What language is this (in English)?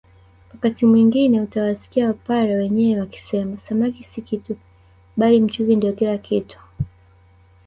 Swahili